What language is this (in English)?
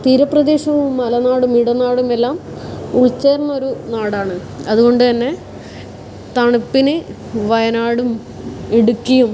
Malayalam